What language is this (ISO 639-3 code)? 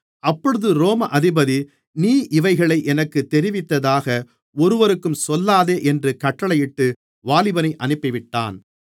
tam